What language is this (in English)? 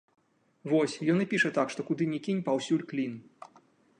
Belarusian